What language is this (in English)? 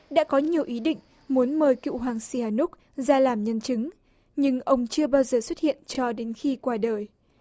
Vietnamese